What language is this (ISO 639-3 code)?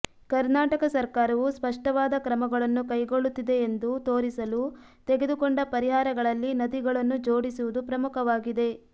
kan